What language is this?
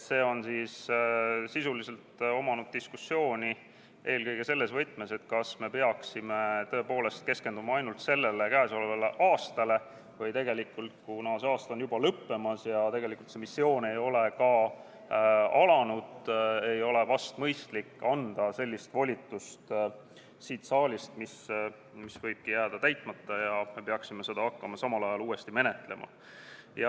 Estonian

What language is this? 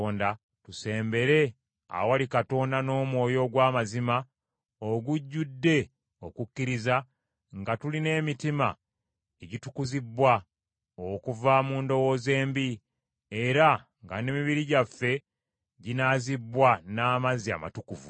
Ganda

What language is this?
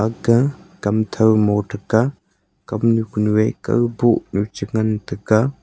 Wancho Naga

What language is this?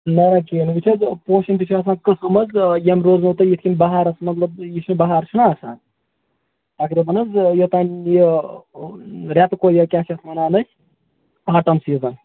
Kashmiri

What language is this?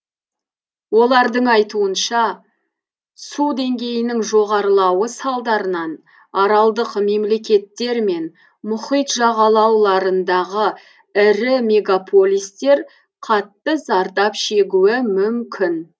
Kazakh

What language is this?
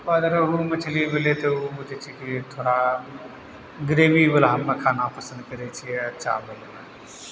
Maithili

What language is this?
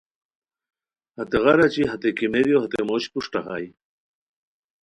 Khowar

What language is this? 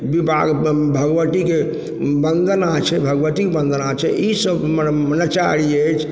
Maithili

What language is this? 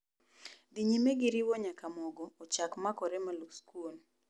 Luo (Kenya and Tanzania)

